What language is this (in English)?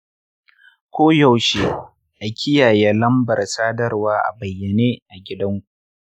Hausa